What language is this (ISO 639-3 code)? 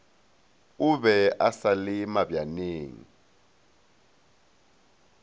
nso